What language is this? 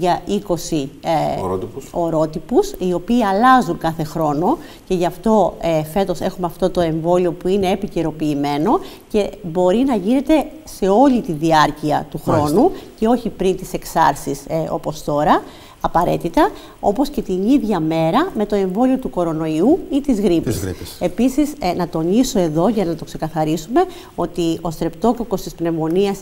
Greek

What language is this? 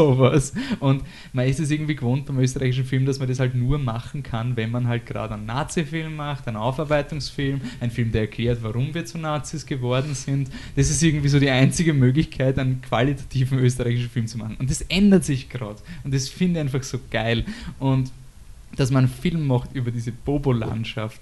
German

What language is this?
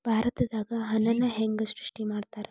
Kannada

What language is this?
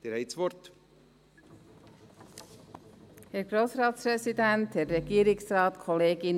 Swiss German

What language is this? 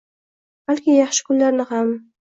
Uzbek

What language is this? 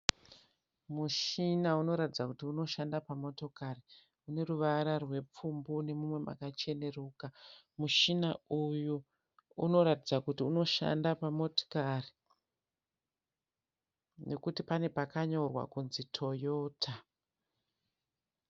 Shona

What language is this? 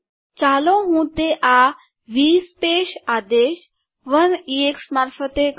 Gujarati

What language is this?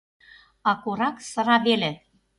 Mari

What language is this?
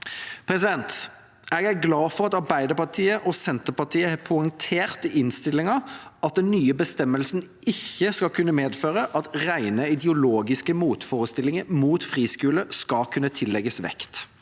Norwegian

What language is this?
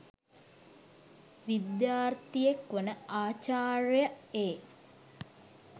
Sinhala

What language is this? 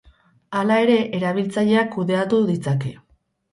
Basque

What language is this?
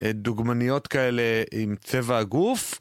Hebrew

